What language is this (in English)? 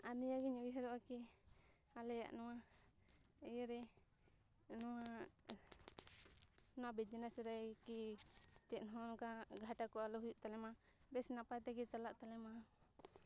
Santali